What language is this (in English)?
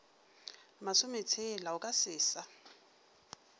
Northern Sotho